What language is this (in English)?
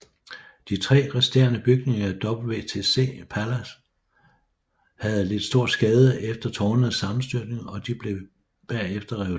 Danish